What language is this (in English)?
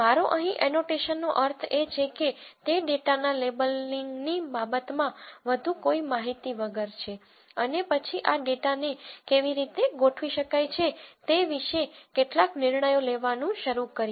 Gujarati